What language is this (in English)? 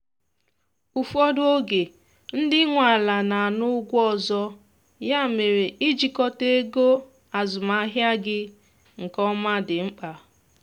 Igbo